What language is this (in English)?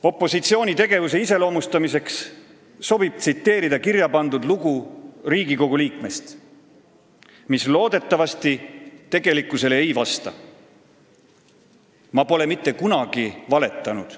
Estonian